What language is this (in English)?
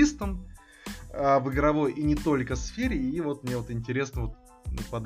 Russian